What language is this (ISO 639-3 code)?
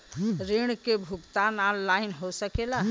bho